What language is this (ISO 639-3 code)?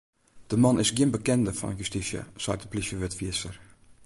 fry